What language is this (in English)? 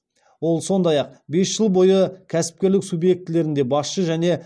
Kazakh